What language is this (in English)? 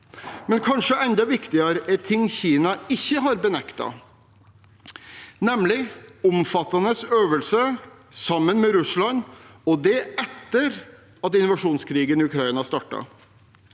Norwegian